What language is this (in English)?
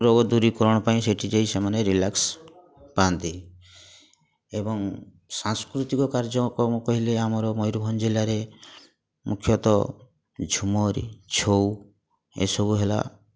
Odia